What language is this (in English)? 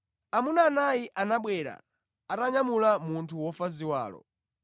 Nyanja